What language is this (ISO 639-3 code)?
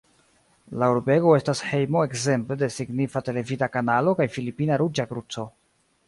epo